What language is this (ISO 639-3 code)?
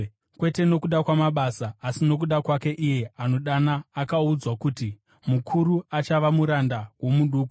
sna